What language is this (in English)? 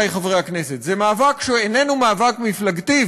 Hebrew